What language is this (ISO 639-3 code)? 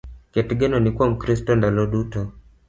luo